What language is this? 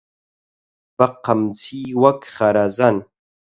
Central Kurdish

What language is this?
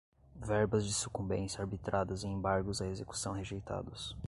Portuguese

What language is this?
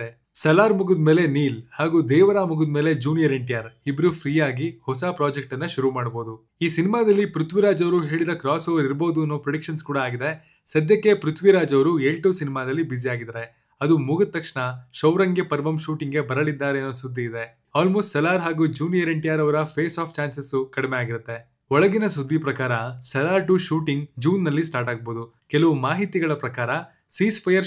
Kannada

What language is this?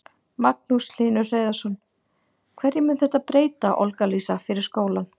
Icelandic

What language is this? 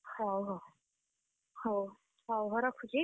Odia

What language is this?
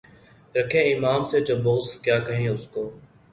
Urdu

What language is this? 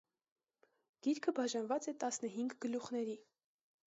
Armenian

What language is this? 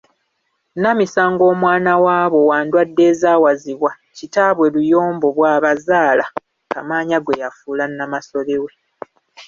Ganda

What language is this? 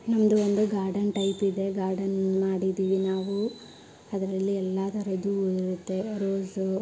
Kannada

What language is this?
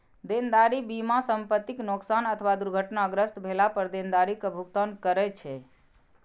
Maithili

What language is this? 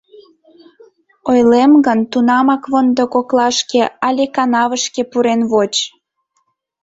Mari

